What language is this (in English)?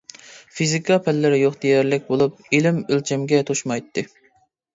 Uyghur